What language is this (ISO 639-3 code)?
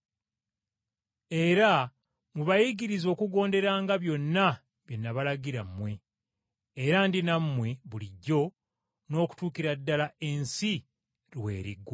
lug